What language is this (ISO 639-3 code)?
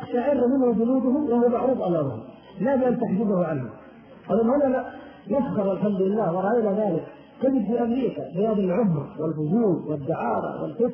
ara